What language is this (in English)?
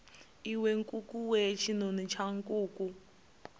Venda